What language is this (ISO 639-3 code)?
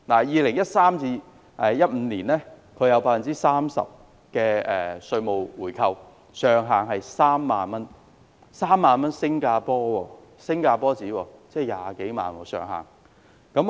yue